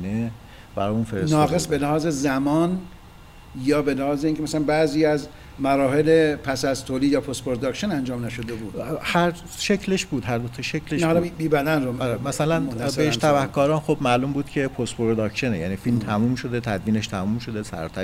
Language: Persian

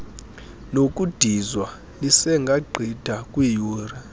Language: Xhosa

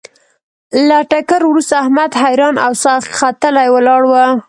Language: Pashto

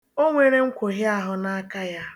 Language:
Igbo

